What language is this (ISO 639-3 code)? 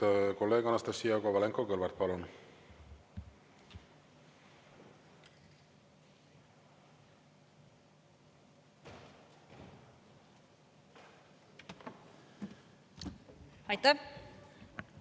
est